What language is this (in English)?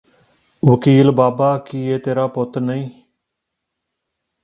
Punjabi